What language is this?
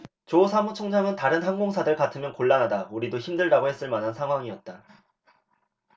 Korean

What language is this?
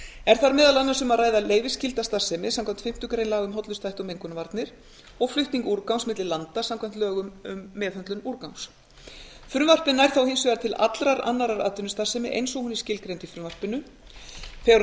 Icelandic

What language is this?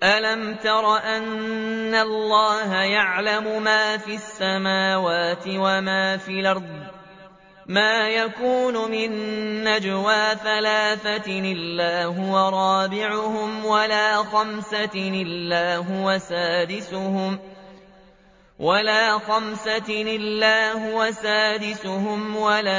Arabic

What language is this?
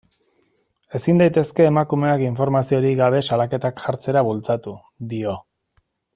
Basque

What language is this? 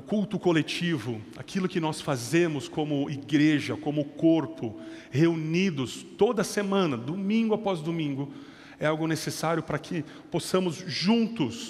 Portuguese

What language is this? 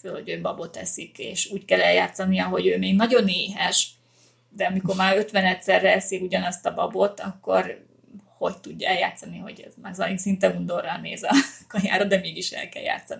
Hungarian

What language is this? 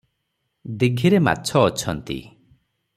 Odia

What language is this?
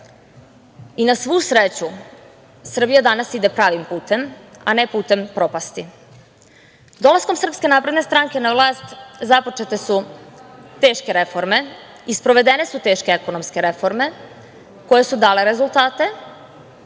Serbian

